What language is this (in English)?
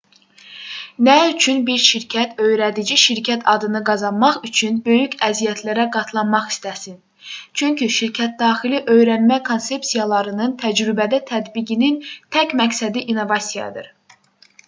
Azerbaijani